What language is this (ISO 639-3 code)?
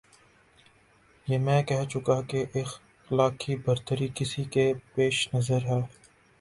urd